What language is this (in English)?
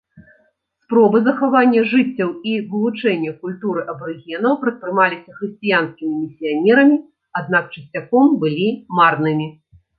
Belarusian